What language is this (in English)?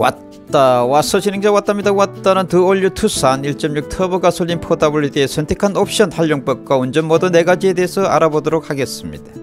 Korean